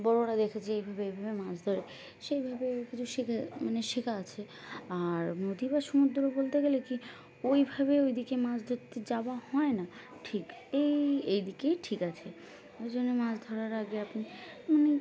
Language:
Bangla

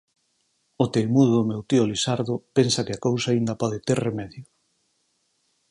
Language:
Galician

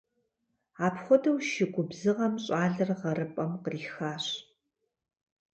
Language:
Kabardian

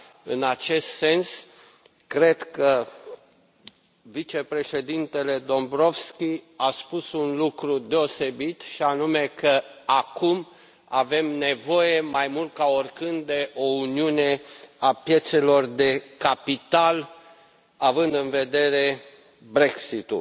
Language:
Romanian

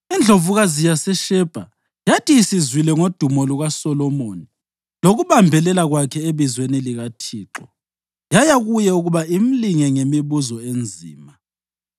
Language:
North Ndebele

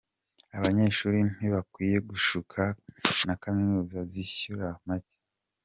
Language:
Kinyarwanda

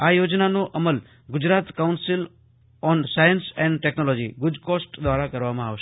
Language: Gujarati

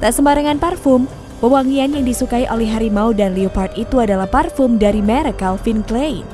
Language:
Indonesian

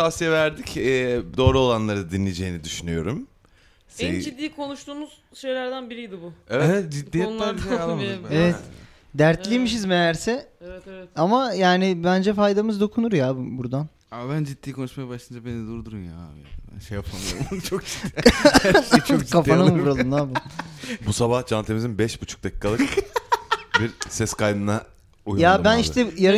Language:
Turkish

